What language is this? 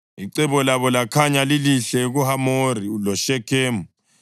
North Ndebele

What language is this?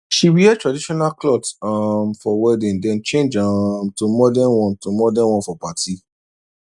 Nigerian Pidgin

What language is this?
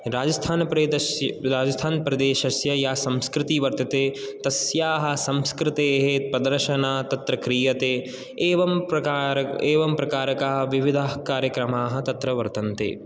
Sanskrit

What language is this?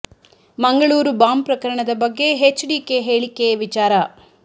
Kannada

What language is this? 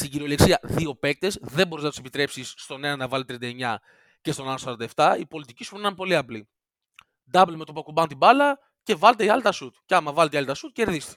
Greek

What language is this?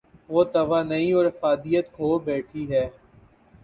Urdu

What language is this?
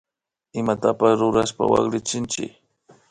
Imbabura Highland Quichua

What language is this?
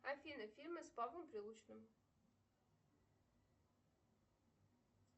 Russian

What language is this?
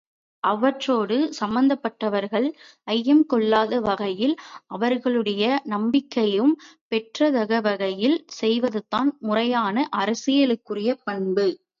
Tamil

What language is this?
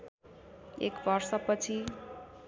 Nepali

